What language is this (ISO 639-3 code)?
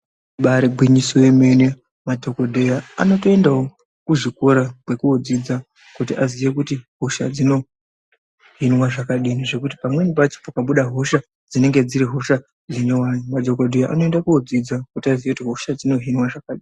ndc